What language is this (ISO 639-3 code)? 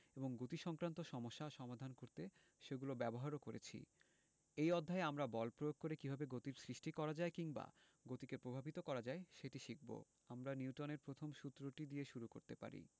ben